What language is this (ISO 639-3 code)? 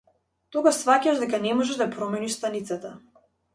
mkd